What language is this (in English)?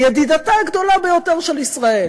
Hebrew